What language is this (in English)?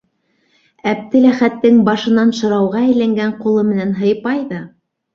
Bashkir